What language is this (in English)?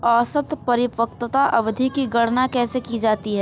Hindi